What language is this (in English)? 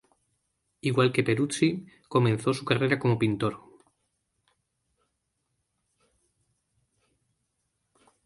Spanish